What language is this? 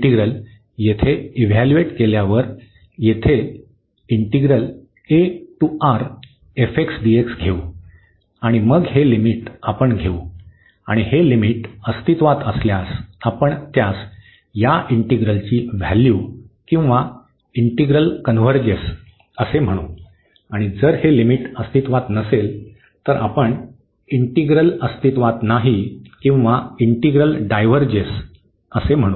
Marathi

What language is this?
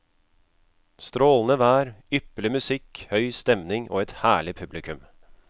Norwegian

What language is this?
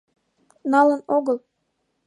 Mari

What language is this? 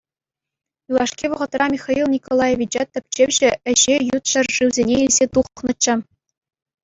Chuvash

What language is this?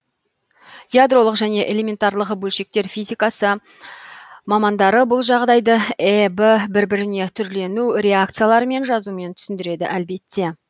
Kazakh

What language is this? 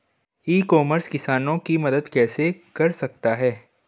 Hindi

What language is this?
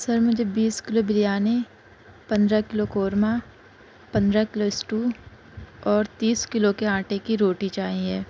Urdu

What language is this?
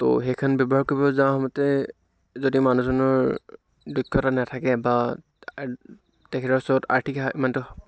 Assamese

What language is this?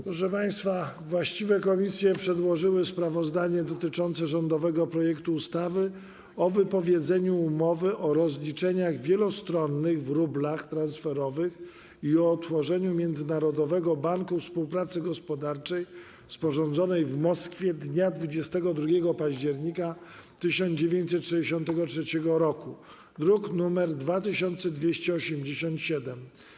Polish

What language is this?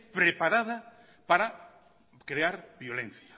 Spanish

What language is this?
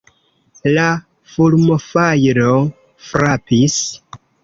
Esperanto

